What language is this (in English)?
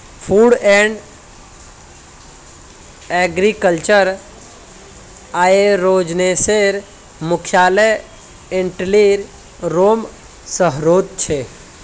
Magahi